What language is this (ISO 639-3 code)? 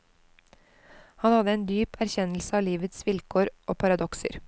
nor